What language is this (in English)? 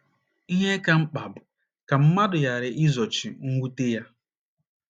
Igbo